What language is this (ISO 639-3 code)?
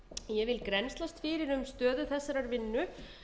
isl